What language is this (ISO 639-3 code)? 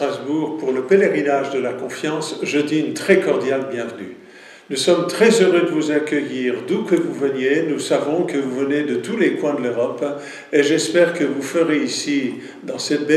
fra